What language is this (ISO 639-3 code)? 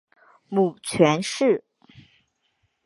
zho